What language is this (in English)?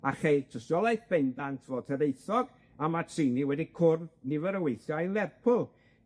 Welsh